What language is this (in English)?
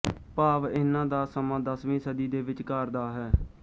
Punjabi